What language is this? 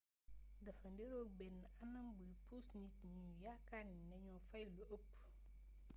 Wolof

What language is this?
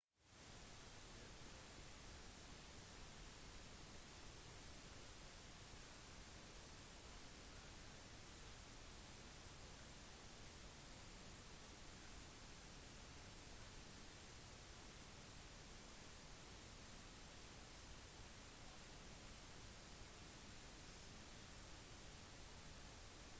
Norwegian Bokmål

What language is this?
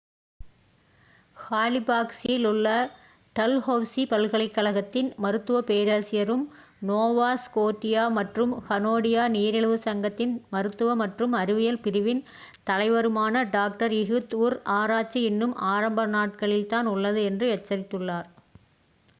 Tamil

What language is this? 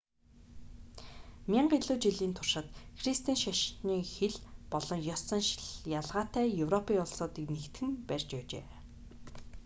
Mongolian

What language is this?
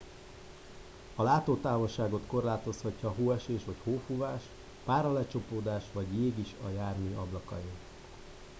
Hungarian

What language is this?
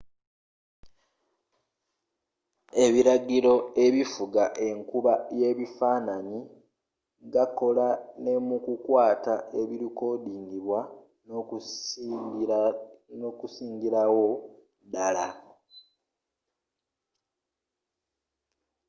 Ganda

